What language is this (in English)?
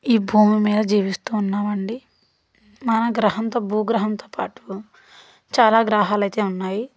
Telugu